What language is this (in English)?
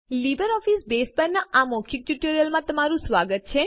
Gujarati